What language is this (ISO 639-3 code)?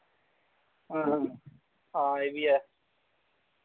doi